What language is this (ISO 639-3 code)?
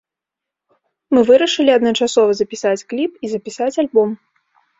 bel